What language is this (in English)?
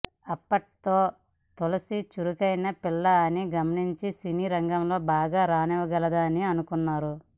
Telugu